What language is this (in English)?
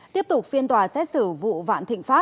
Vietnamese